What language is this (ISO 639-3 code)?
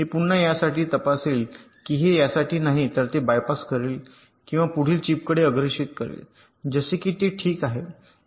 mar